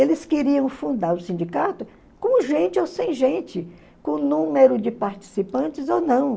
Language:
Portuguese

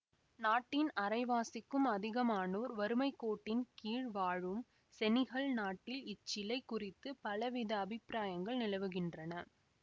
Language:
Tamil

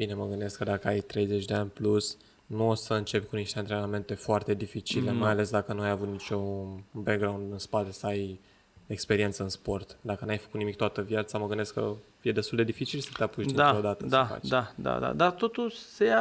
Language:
Romanian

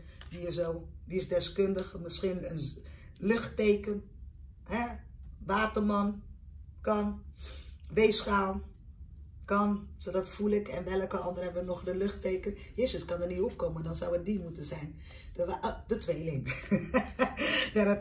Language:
Dutch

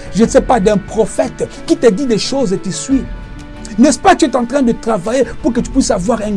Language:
French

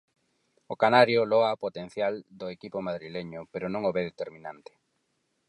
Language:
Galician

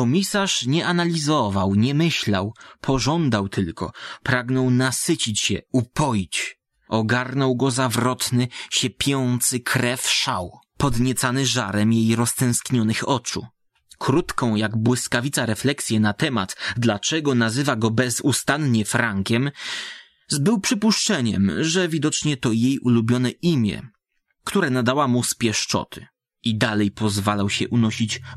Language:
Polish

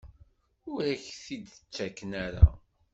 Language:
Kabyle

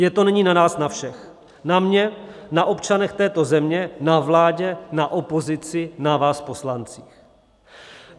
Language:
Czech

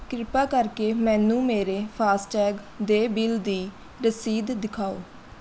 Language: Punjabi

